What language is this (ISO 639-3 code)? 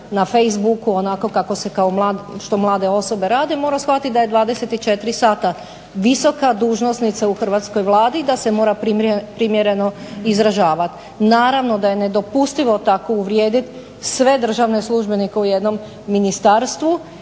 hrv